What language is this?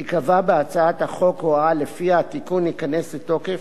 Hebrew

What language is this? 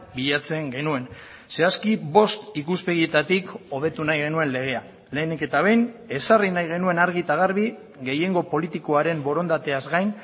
Basque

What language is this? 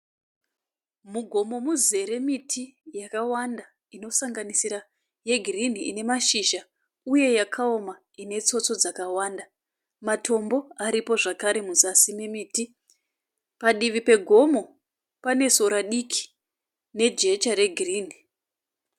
Shona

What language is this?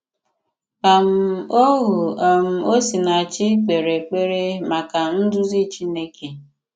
Igbo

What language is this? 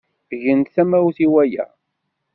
Kabyle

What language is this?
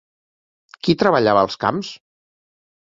Catalan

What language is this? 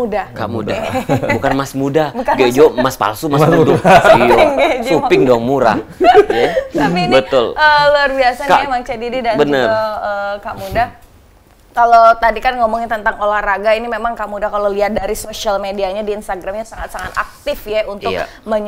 Indonesian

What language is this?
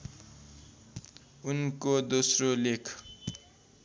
Nepali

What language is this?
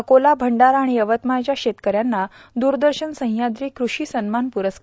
Marathi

